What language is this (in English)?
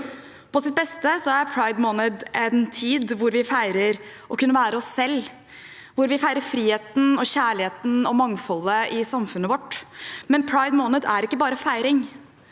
Norwegian